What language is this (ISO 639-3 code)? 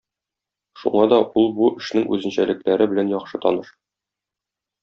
tat